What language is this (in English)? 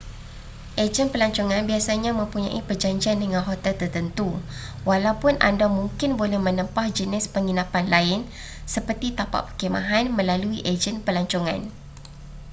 Malay